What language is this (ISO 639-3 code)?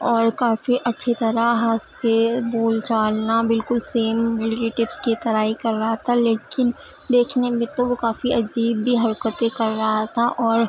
urd